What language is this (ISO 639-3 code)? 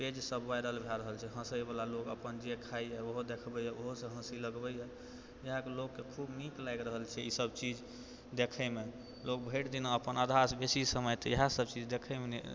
mai